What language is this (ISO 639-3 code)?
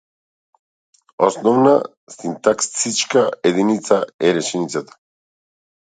mkd